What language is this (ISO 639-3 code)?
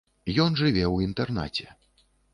bel